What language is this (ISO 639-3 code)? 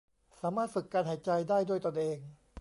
tha